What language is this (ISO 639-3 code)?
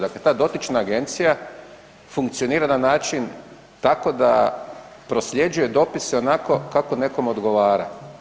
hrv